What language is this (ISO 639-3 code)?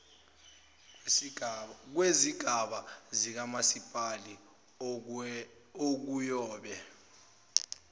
zul